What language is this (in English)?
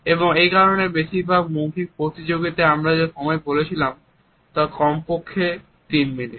Bangla